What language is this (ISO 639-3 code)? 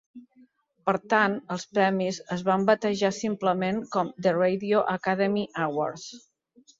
cat